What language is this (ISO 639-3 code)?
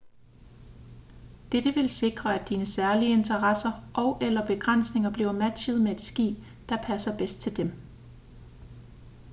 dan